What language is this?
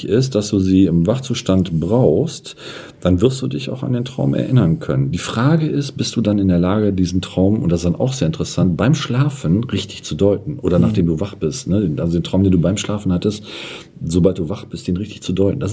German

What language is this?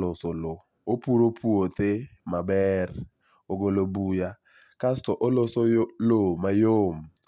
Luo (Kenya and Tanzania)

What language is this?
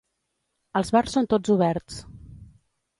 Catalan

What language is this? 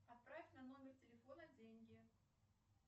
Russian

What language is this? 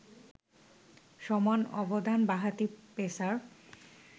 Bangla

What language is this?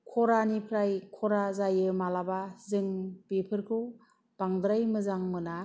Bodo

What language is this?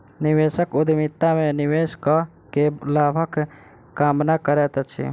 Maithili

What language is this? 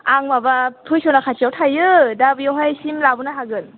Bodo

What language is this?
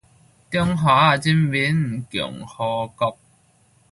Min Nan Chinese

